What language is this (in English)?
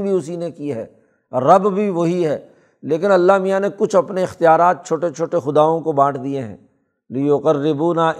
Urdu